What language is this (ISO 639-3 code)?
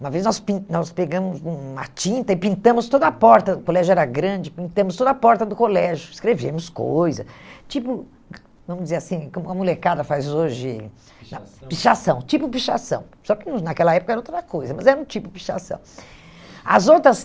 por